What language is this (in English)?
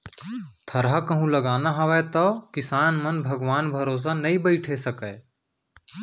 Chhattisgarhi